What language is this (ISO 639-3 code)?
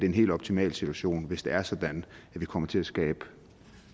dan